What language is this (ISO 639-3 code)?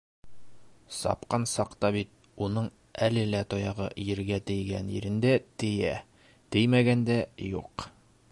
bak